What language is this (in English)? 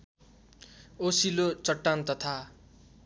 Nepali